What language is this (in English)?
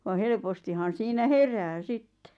Finnish